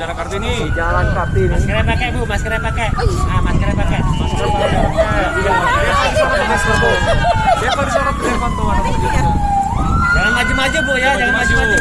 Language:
Indonesian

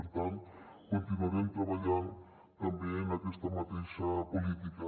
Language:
Catalan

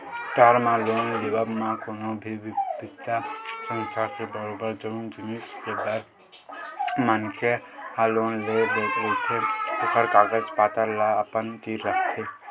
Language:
Chhattisgarhi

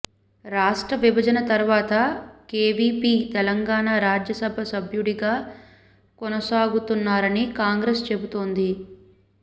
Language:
Telugu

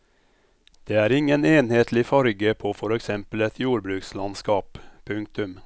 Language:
Norwegian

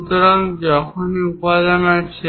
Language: Bangla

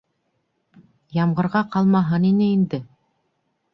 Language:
Bashkir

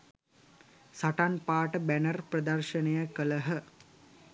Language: Sinhala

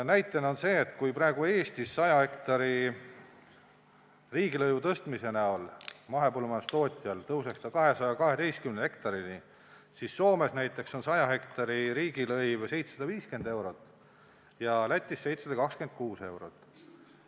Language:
Estonian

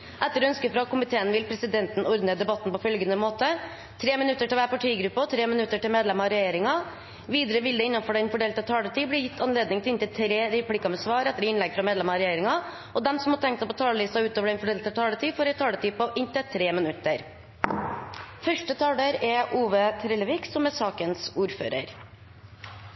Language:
Norwegian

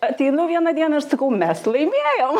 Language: Lithuanian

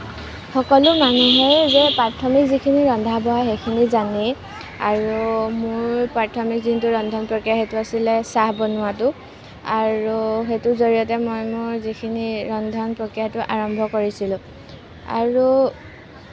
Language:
Assamese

